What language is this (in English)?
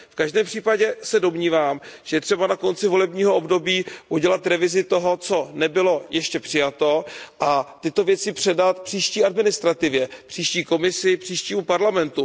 Czech